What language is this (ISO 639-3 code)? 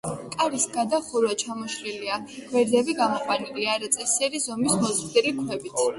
kat